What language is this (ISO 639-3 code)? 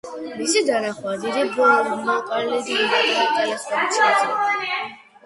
kat